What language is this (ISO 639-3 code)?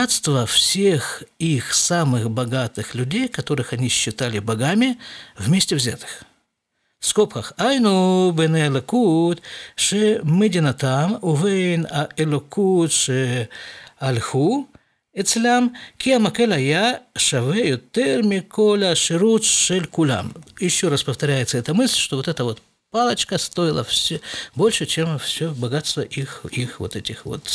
rus